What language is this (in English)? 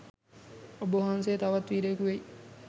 Sinhala